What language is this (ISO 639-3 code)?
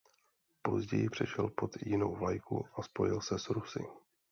ces